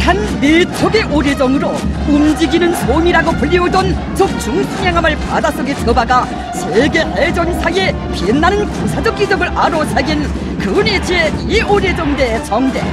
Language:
Korean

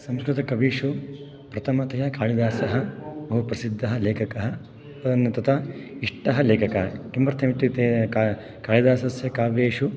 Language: Sanskrit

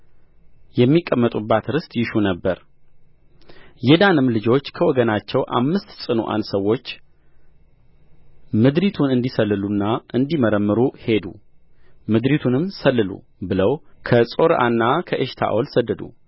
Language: Amharic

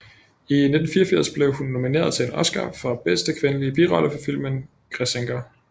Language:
Danish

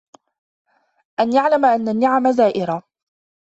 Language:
Arabic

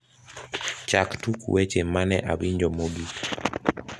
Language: Luo (Kenya and Tanzania)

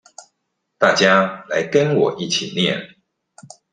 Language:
Chinese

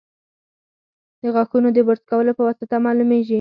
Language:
Pashto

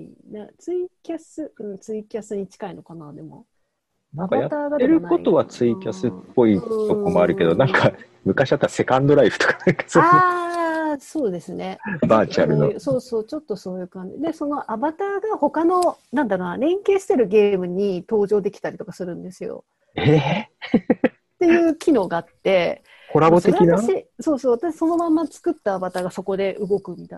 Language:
Japanese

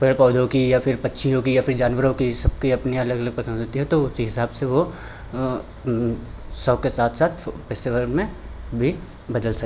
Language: Hindi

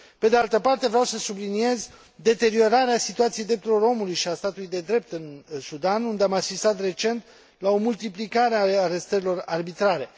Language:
Romanian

